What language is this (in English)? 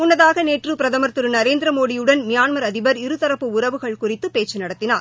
Tamil